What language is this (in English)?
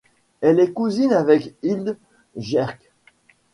French